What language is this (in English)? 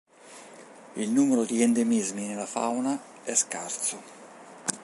Italian